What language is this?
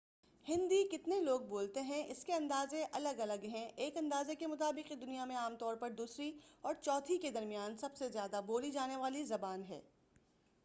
Urdu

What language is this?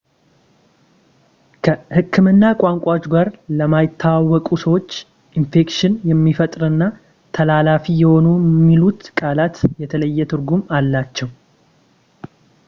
Amharic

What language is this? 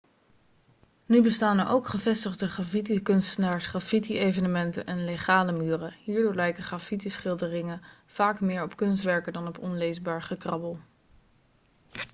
Dutch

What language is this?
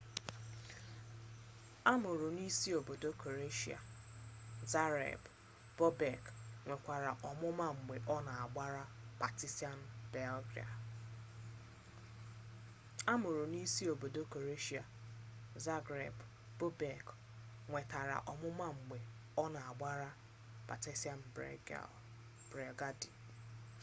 Igbo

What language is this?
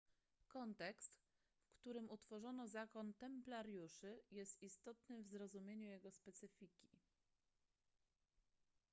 Polish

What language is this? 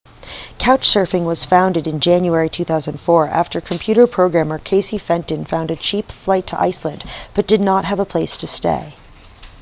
English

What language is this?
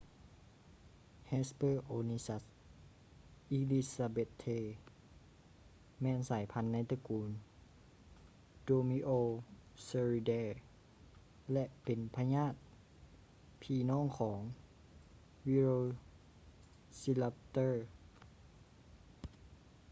Lao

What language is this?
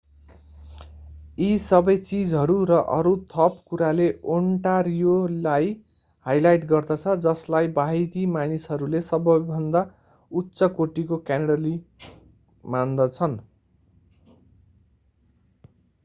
Nepali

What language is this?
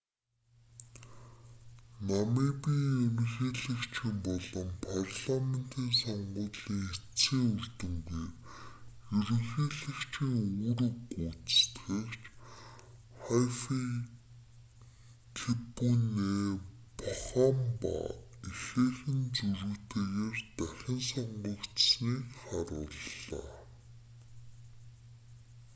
Mongolian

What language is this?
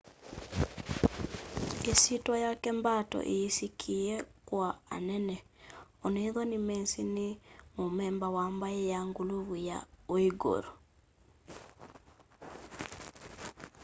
Kamba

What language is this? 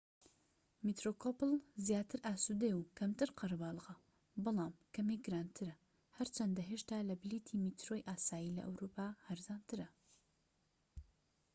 Central Kurdish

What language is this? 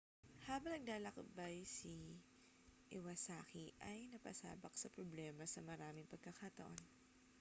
Filipino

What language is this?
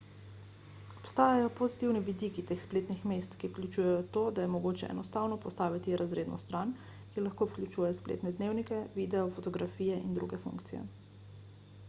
Slovenian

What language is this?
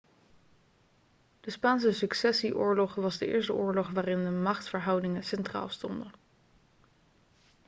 Dutch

